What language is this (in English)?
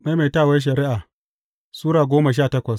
Hausa